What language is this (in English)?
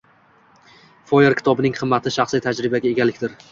Uzbek